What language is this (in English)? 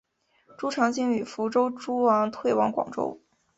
Chinese